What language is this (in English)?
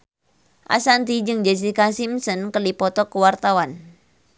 Sundanese